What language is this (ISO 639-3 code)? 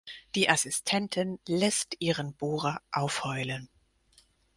deu